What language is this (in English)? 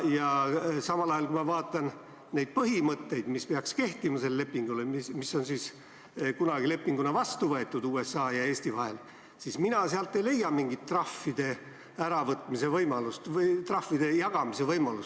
Estonian